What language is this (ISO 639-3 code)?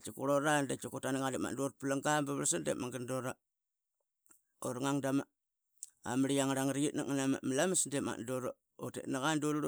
byx